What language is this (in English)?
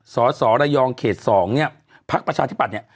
Thai